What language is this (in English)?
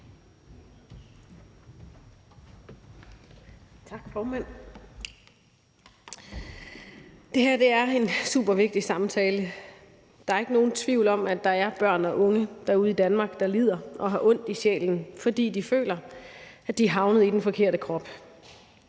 Danish